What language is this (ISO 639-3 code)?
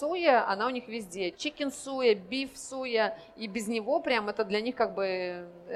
rus